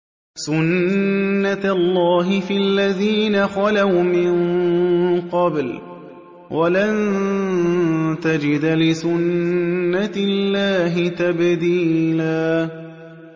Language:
Arabic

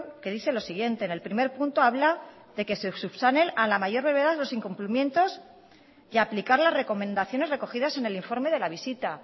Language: Spanish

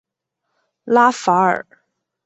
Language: Chinese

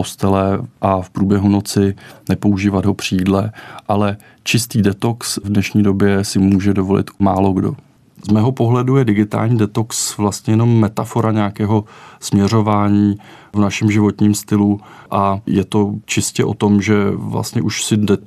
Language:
Czech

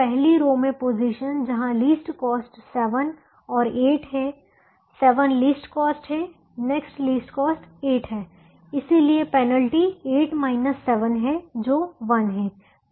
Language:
Hindi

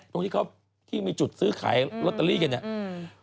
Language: Thai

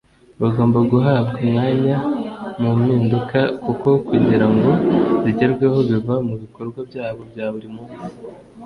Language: Kinyarwanda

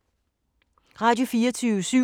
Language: Danish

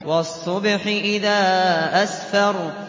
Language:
Arabic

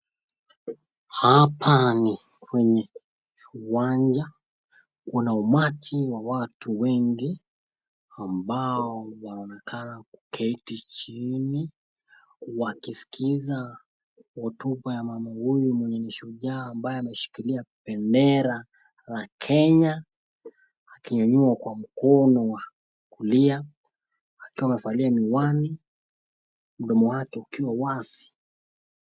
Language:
Swahili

